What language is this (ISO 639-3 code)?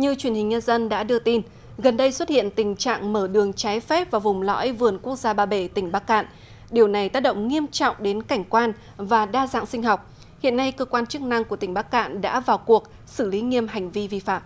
vie